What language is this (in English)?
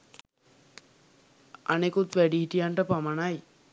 Sinhala